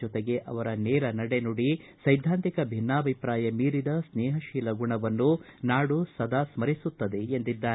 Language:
Kannada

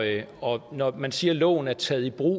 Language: Danish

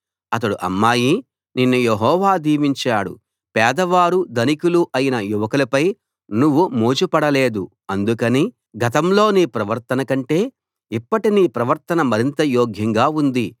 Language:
Telugu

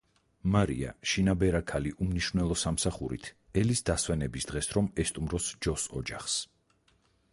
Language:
Georgian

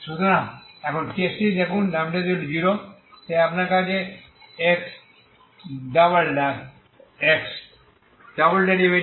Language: Bangla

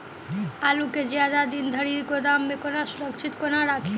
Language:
Maithili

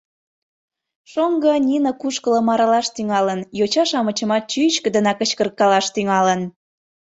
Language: Mari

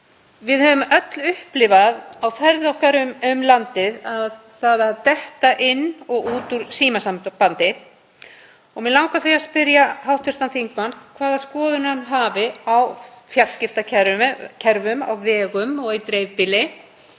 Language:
Icelandic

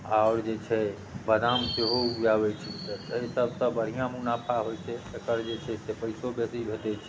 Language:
Maithili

